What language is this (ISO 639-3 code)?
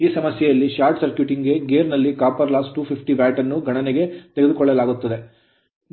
kan